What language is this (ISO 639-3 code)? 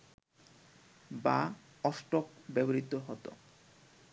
ben